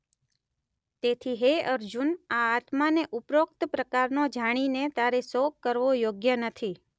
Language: Gujarati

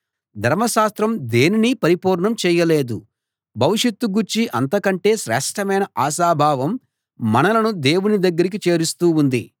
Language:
Telugu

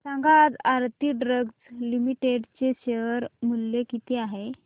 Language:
Marathi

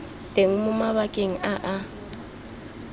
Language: Tswana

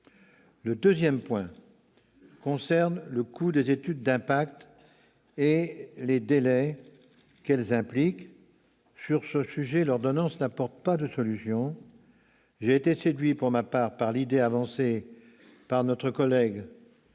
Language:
French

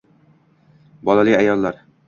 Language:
Uzbek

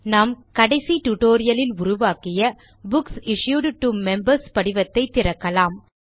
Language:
Tamil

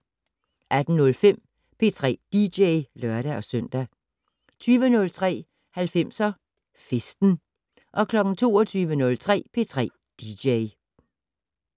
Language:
Danish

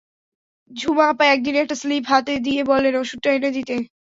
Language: Bangla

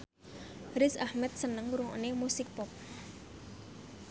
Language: Javanese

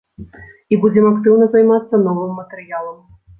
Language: Belarusian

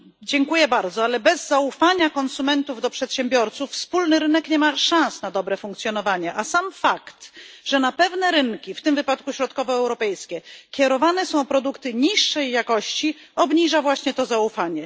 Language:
Polish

